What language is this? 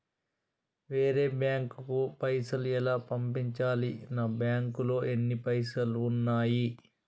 Telugu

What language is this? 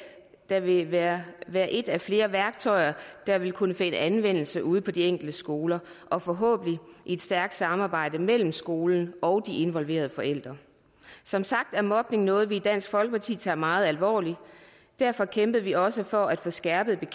Danish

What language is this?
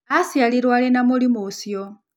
Kikuyu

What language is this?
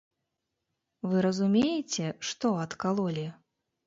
Belarusian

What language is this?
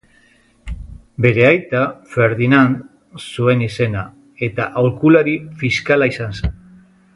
Basque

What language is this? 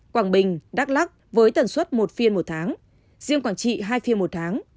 Vietnamese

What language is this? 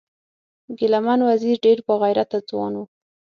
Pashto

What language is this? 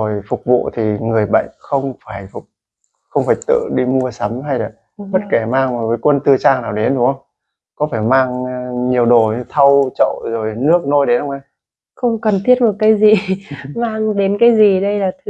Vietnamese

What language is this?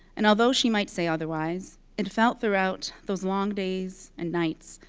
English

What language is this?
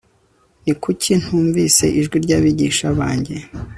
Kinyarwanda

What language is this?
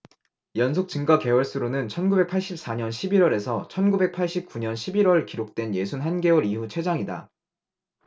Korean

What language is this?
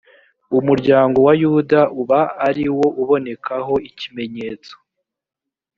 Kinyarwanda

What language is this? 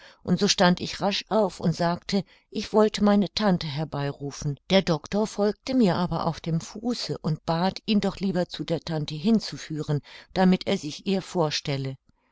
German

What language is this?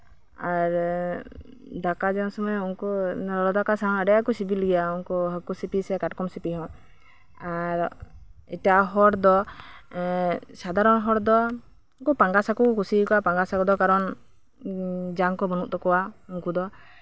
Santali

